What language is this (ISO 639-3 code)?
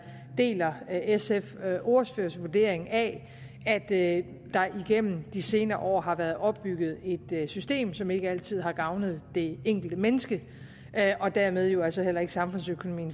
dan